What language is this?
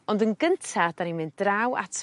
Welsh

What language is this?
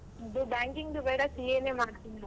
Kannada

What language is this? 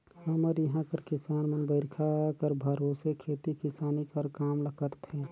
Chhattisgarhi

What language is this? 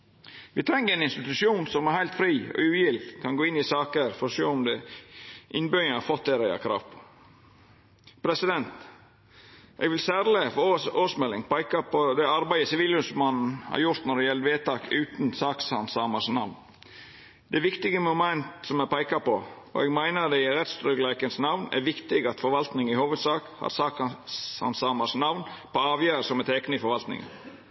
Norwegian Nynorsk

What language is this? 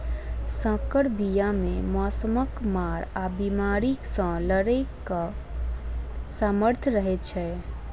Maithili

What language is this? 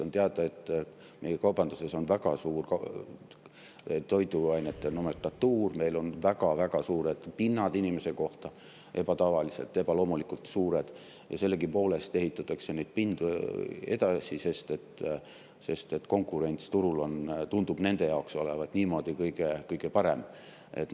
Estonian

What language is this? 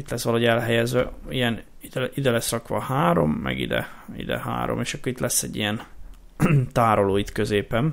Hungarian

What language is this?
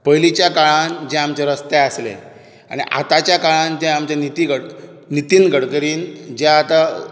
Konkani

